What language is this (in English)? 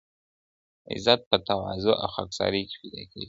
Pashto